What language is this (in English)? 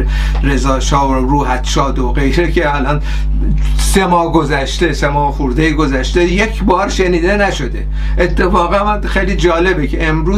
Persian